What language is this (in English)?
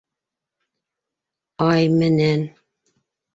Bashkir